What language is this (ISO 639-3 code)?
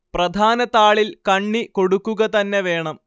mal